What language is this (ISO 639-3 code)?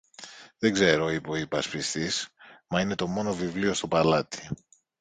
ell